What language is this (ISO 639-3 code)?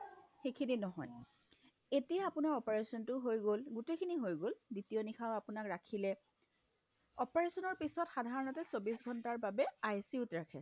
asm